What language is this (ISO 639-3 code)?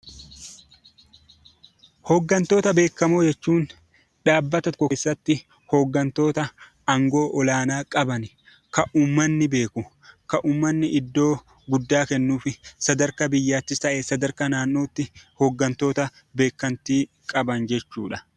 orm